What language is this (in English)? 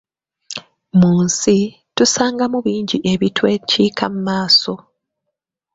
Ganda